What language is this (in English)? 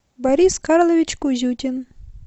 Russian